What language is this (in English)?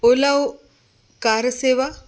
Sanskrit